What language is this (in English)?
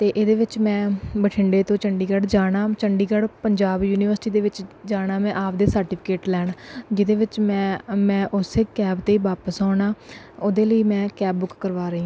Punjabi